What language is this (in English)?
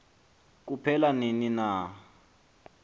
Xhosa